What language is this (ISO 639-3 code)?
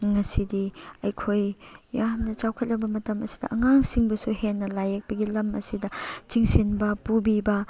mni